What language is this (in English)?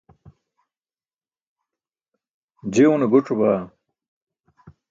Burushaski